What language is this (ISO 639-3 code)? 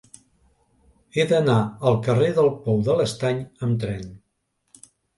cat